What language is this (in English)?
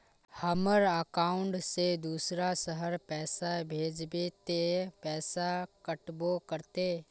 Magahi